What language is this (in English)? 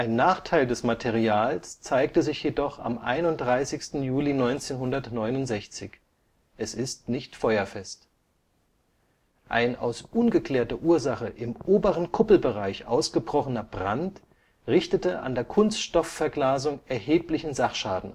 German